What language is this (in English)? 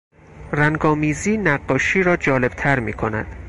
Persian